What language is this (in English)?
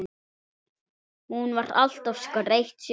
Icelandic